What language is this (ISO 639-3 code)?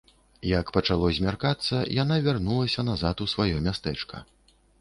bel